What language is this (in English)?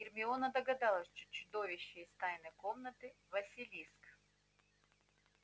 Russian